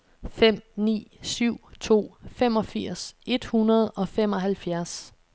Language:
Danish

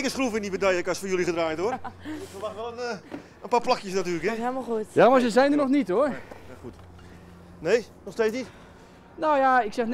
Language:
Dutch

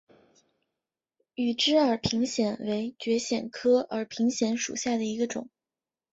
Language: Chinese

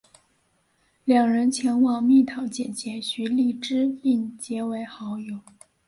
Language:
Chinese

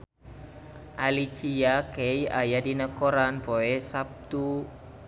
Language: Sundanese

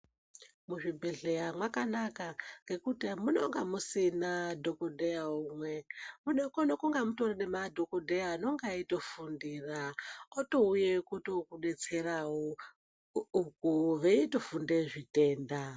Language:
Ndau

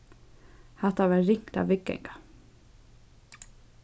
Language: Faroese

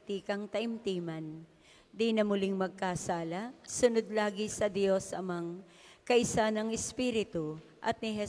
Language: Filipino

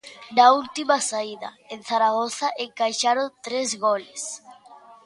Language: Galician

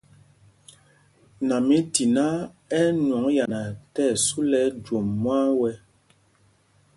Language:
Mpumpong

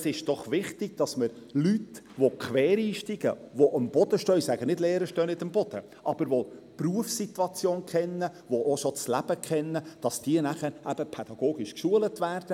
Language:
Swiss German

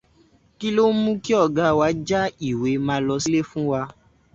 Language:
Yoruba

